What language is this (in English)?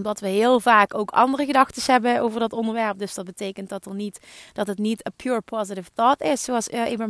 Dutch